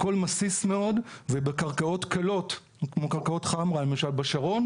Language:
Hebrew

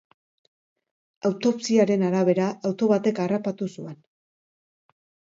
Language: Basque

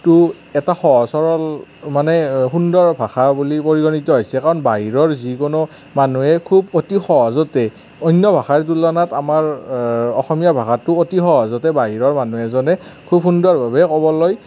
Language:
Assamese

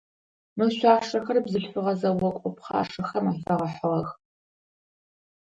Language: Adyghe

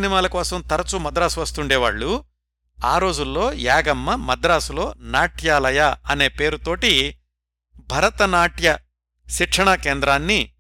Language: Telugu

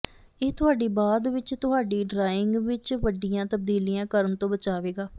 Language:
Punjabi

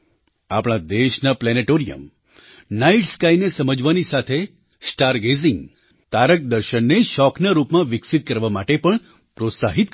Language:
Gujarati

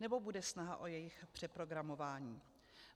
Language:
Czech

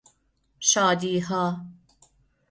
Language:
Persian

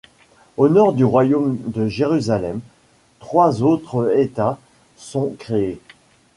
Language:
French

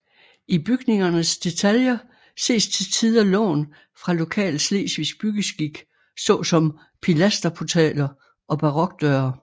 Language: Danish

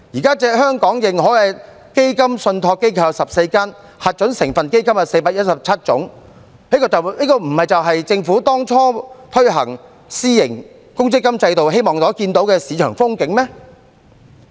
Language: Cantonese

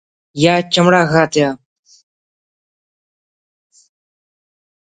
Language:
Brahui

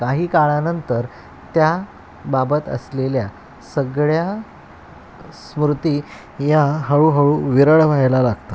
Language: Marathi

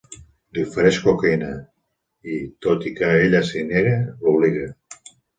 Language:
Catalan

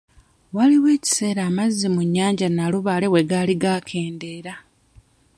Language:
Ganda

